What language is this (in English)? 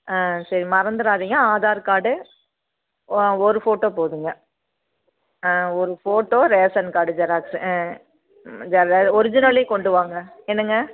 Tamil